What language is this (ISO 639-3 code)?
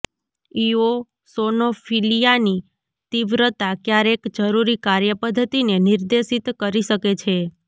guj